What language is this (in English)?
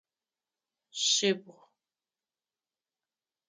Adyghe